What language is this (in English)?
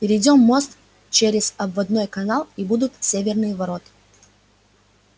Russian